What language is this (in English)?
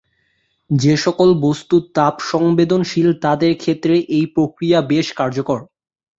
Bangla